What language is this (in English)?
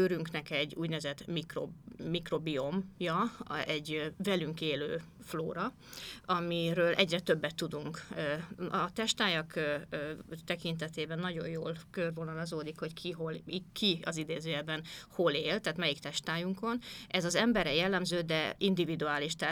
Hungarian